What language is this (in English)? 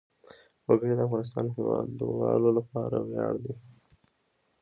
Pashto